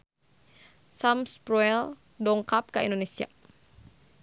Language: Sundanese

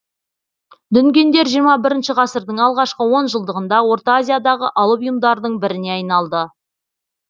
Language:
Kazakh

